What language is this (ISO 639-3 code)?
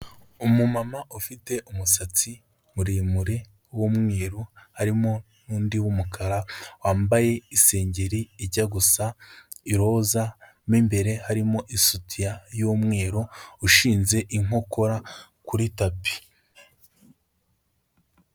kin